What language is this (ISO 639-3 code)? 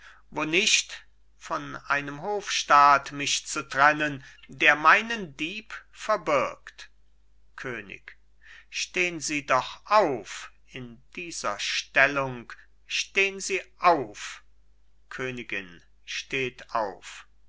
deu